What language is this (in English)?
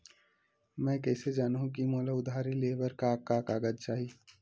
Chhattisgarhi